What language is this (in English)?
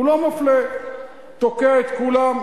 Hebrew